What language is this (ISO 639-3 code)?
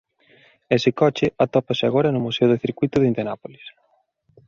glg